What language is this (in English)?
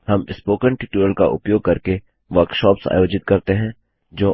Hindi